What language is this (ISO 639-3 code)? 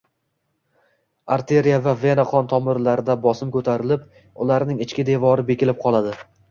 uzb